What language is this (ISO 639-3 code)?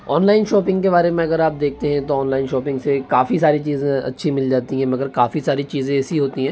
hin